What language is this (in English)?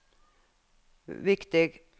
Norwegian